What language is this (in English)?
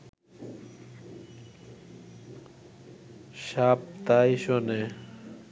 Bangla